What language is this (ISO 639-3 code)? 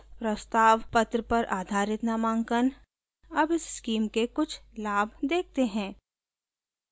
hin